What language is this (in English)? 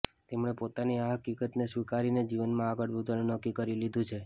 Gujarati